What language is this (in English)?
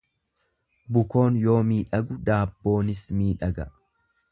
Oromo